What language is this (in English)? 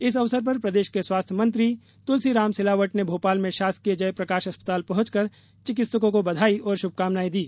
Hindi